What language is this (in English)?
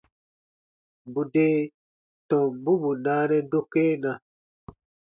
Baatonum